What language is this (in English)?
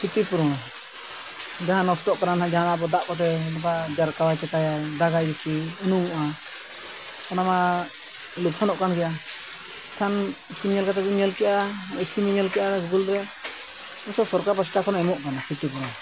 Santali